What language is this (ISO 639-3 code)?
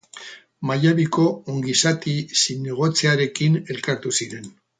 eus